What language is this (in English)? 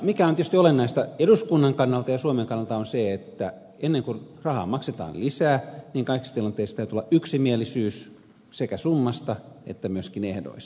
Finnish